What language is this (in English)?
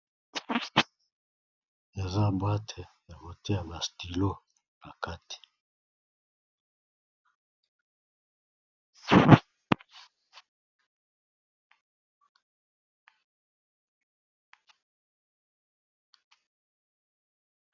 Lingala